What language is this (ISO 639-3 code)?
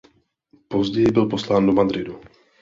ces